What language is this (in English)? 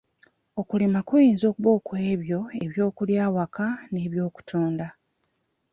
Ganda